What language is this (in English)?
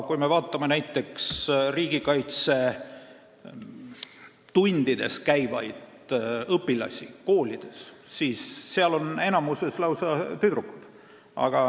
Estonian